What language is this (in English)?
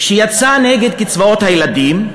Hebrew